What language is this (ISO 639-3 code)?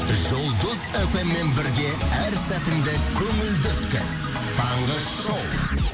kaz